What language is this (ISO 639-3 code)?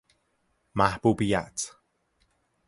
fas